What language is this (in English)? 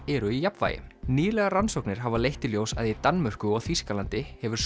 Icelandic